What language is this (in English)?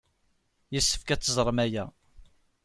Kabyle